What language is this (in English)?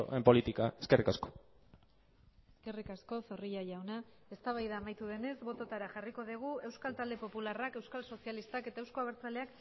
Basque